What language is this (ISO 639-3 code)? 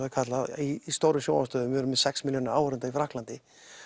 isl